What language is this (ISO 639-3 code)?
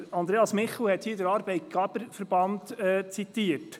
gsw